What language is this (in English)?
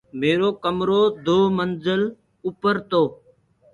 Gurgula